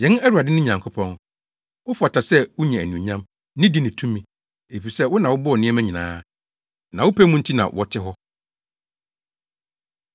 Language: Akan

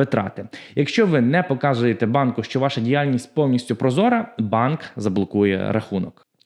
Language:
Ukrainian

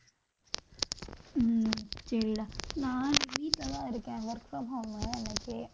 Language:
Tamil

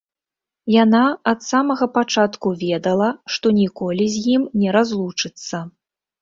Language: Belarusian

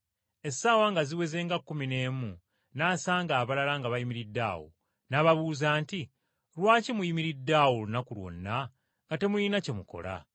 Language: Ganda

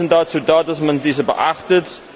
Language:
German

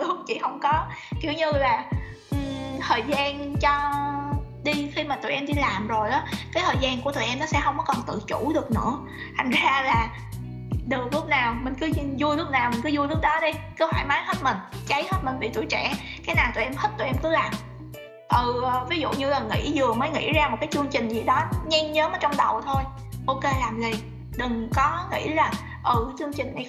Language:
Vietnamese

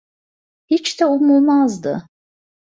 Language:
Turkish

